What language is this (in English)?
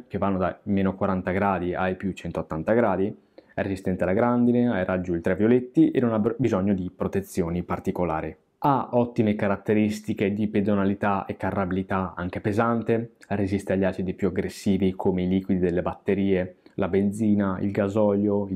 Italian